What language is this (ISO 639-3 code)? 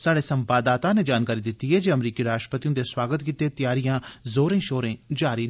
doi